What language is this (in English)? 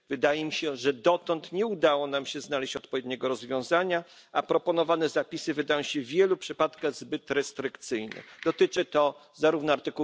Polish